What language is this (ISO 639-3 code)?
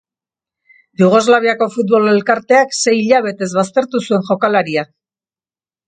eus